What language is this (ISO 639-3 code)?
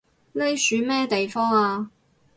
yue